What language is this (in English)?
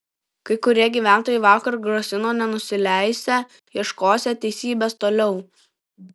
Lithuanian